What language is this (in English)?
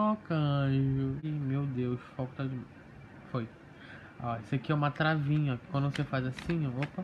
Portuguese